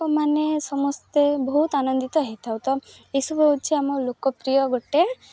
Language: Odia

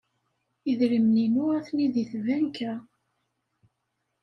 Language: Kabyle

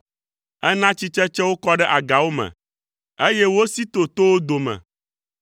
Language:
Ewe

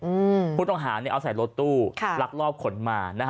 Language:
Thai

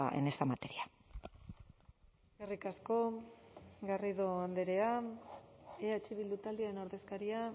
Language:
Basque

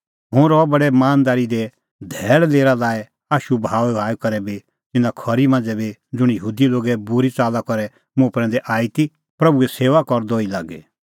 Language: Kullu Pahari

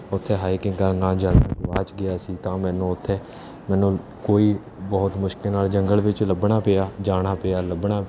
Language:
Punjabi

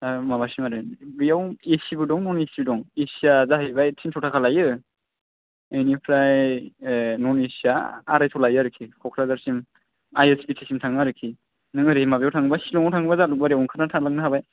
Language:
Bodo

